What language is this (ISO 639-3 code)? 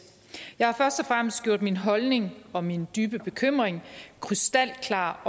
dan